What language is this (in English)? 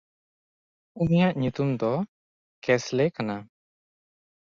Santali